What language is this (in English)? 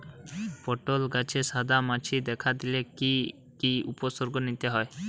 Bangla